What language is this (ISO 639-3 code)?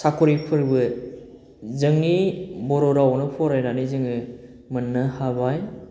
brx